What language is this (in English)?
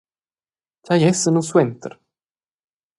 Romansh